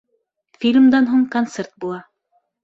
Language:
Bashkir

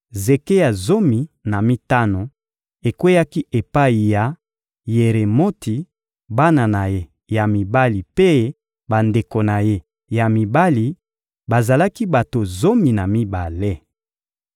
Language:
Lingala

